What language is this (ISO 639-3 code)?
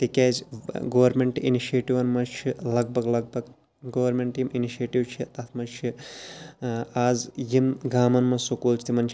kas